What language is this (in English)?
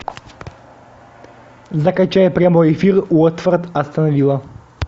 Russian